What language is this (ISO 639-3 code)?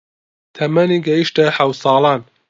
ckb